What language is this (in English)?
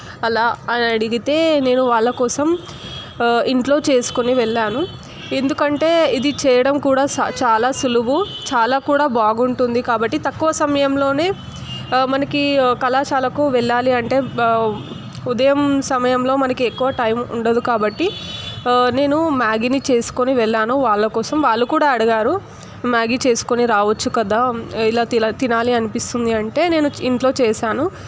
Telugu